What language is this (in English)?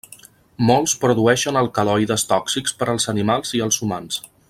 Catalan